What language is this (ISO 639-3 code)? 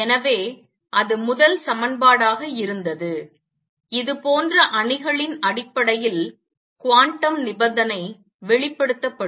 tam